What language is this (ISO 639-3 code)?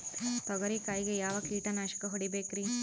kan